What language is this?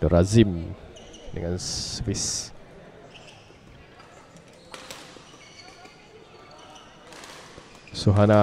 Malay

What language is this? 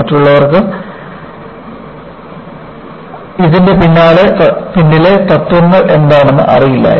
Malayalam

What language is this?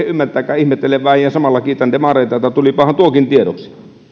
Finnish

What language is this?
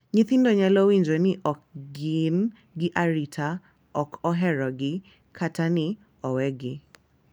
Luo (Kenya and Tanzania)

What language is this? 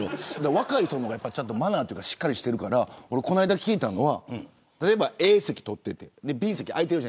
Japanese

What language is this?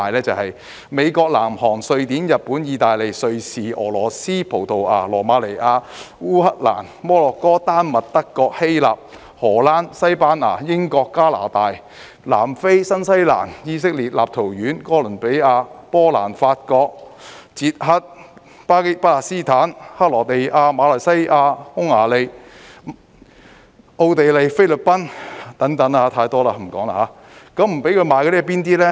Cantonese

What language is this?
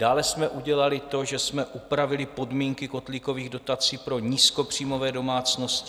Czech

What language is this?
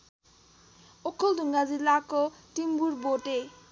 Nepali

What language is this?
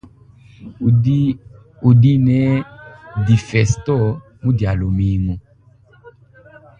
Luba-Lulua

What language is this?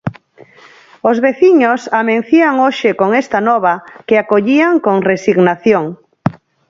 Galician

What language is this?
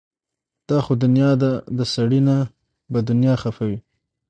Pashto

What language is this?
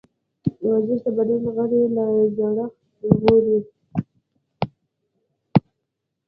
Pashto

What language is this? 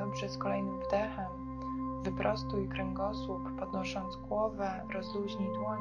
Polish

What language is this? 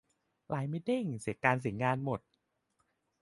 Thai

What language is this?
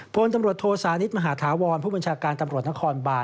Thai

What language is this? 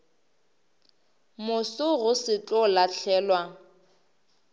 Northern Sotho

